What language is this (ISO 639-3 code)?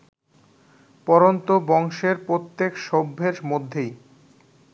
ben